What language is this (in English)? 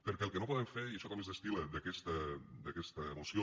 Catalan